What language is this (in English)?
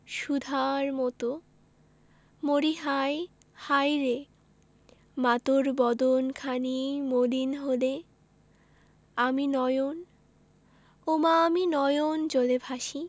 Bangla